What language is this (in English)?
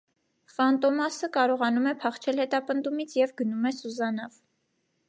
Armenian